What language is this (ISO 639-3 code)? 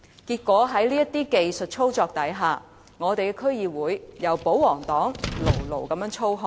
yue